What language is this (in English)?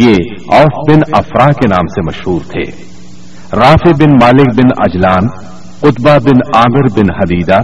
Urdu